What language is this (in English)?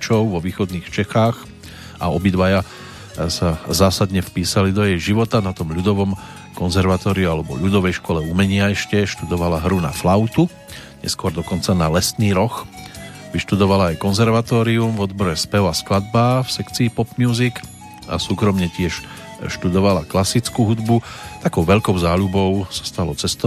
Slovak